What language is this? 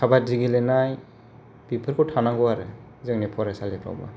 Bodo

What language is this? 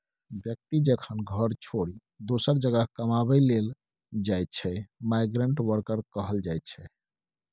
Maithili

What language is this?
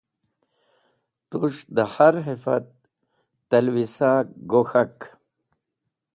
Wakhi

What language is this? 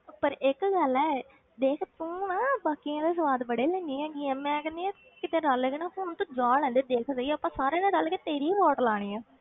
Punjabi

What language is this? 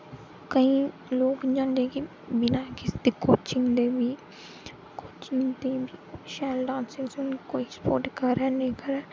Dogri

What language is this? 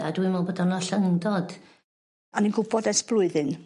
Welsh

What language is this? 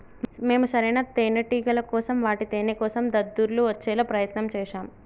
Telugu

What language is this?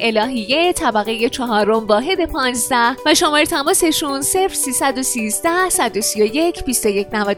Persian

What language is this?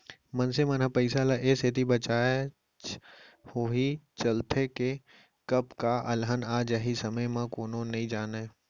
Chhattisgarhi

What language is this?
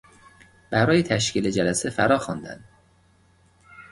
Persian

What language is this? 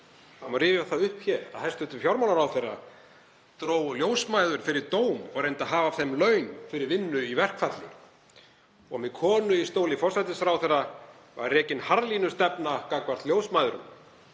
Icelandic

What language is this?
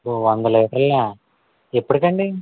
Telugu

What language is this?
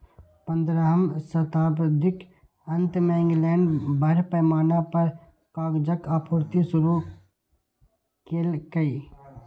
Maithili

